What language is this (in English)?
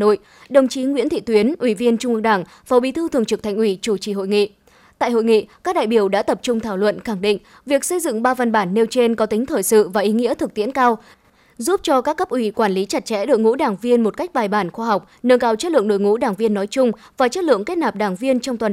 Vietnamese